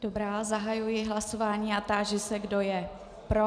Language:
Czech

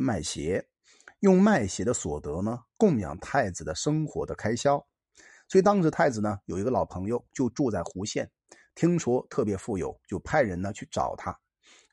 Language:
Chinese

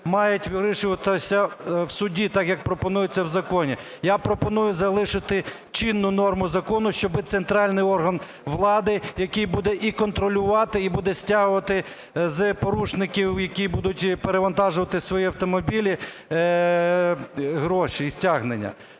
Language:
Ukrainian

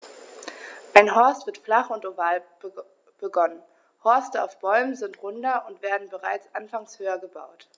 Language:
German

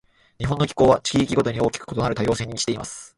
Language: Japanese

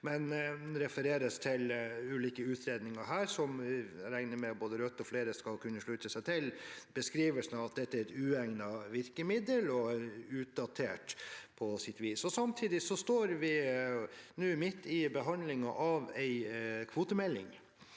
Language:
Norwegian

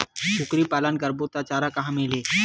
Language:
Chhattisgarhi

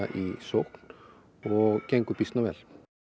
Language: Icelandic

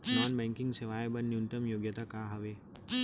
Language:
Chhattisgarhi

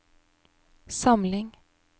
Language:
Norwegian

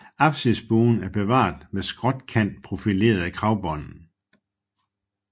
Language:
Danish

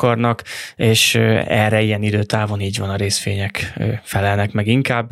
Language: Hungarian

